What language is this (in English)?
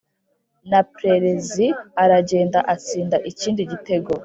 Kinyarwanda